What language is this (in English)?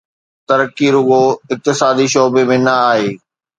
Sindhi